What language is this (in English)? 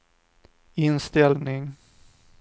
Swedish